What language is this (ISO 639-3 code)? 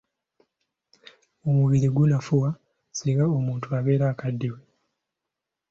lug